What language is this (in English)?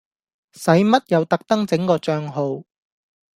Cantonese